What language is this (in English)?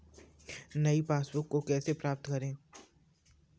Hindi